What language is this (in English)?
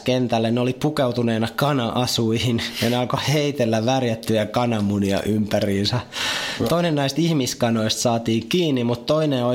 Finnish